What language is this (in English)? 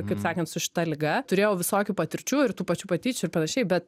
Lithuanian